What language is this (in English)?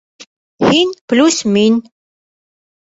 Bashkir